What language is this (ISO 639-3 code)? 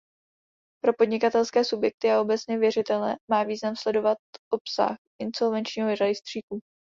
ces